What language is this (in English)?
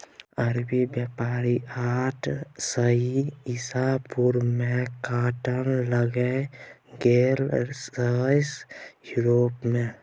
Maithili